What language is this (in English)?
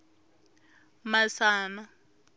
Tsonga